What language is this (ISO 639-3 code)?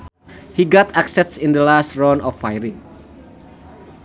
sun